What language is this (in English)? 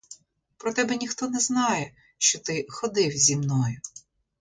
Ukrainian